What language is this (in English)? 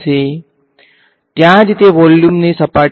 Gujarati